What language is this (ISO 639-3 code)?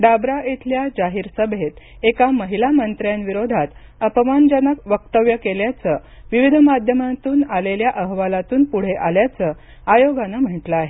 mar